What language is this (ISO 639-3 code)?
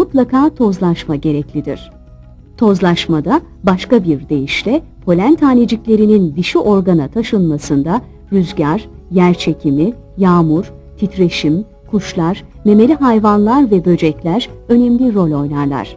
tur